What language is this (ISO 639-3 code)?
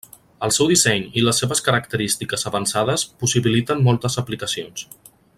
cat